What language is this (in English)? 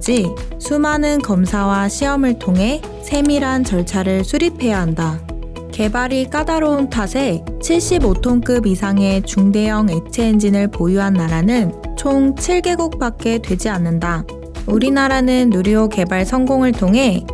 Korean